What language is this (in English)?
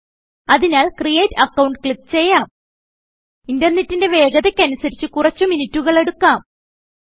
Malayalam